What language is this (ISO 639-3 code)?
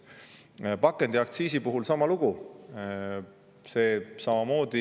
est